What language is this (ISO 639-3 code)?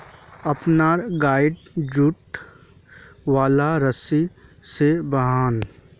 mag